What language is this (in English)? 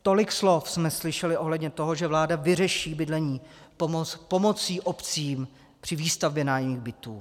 Czech